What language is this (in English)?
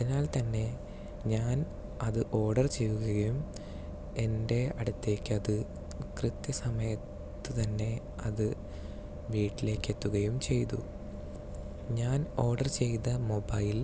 Malayalam